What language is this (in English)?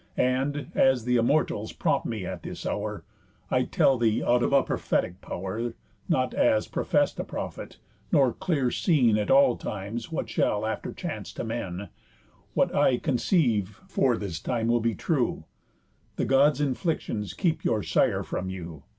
English